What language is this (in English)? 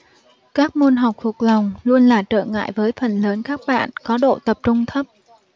Vietnamese